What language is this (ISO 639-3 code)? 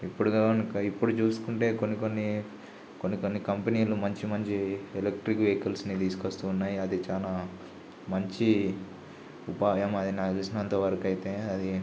tel